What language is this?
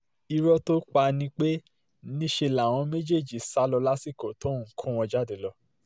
Yoruba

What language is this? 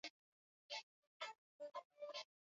Swahili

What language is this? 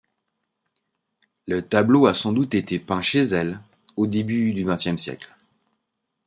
French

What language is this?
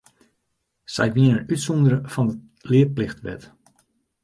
Western Frisian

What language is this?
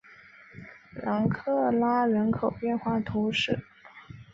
Chinese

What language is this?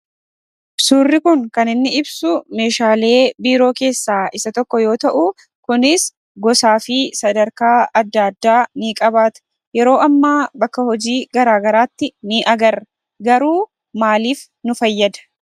Oromo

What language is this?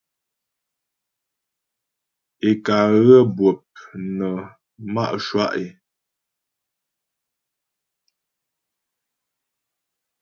Ghomala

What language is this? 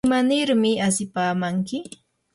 Yanahuanca Pasco Quechua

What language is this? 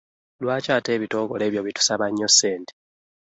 Ganda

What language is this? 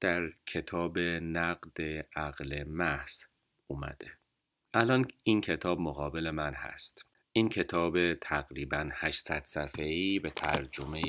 Persian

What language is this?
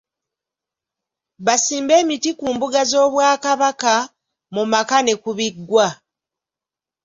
Ganda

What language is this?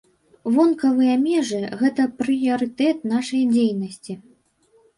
Belarusian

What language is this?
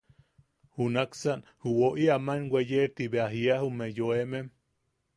Yaqui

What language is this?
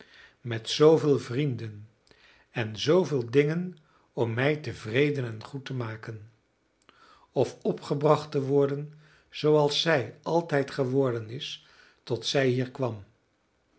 Dutch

